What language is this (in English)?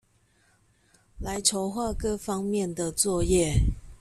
Chinese